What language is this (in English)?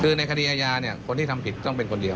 Thai